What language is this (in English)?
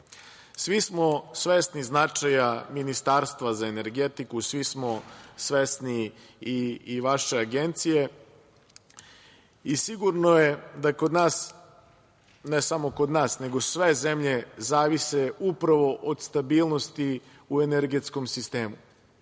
Serbian